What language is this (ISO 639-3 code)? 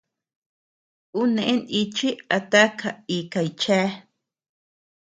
cux